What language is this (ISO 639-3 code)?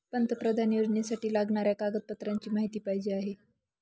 mar